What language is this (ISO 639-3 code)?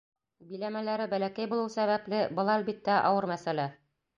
bak